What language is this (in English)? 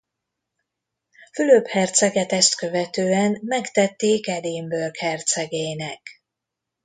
Hungarian